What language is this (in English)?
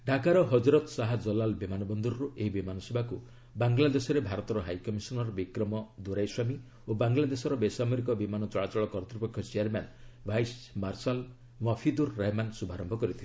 Odia